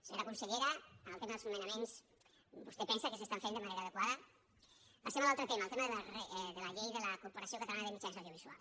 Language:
Catalan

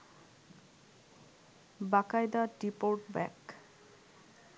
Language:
Bangla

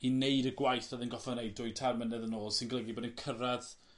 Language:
Welsh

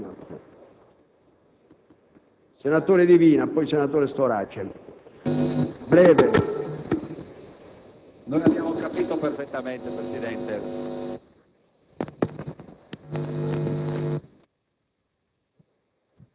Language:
Italian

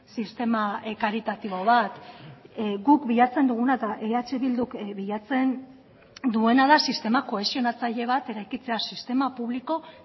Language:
Basque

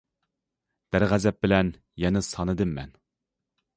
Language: Uyghur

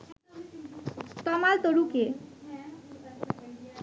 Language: Bangla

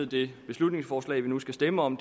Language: Danish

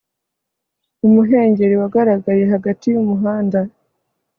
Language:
Kinyarwanda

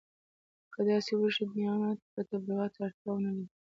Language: Pashto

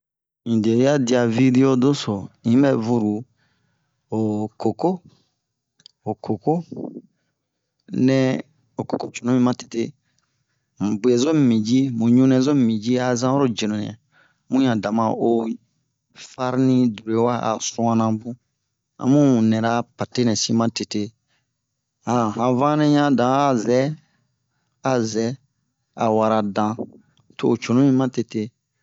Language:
Bomu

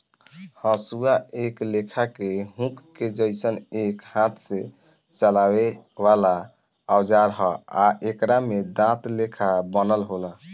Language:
Bhojpuri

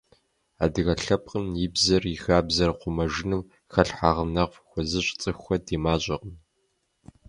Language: Kabardian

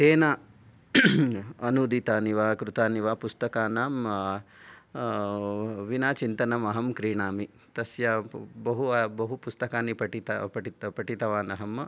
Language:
Sanskrit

